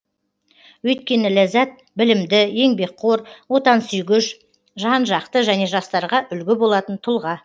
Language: Kazakh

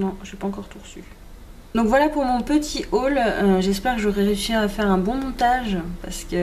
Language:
French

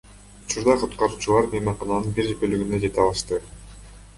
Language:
Kyrgyz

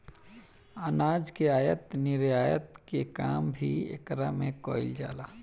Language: Bhojpuri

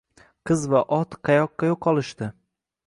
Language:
Uzbek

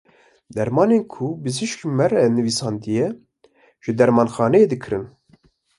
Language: Kurdish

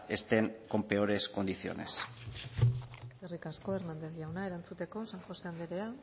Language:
Basque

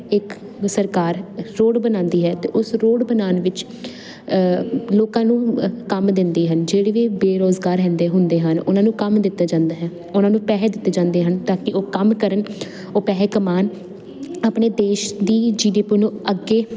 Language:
Punjabi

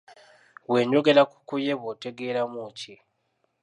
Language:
Ganda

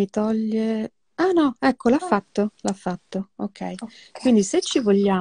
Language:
Italian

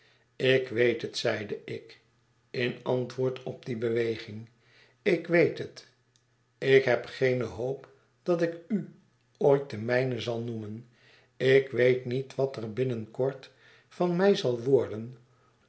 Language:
Dutch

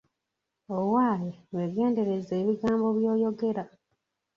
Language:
Ganda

